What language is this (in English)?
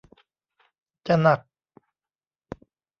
Thai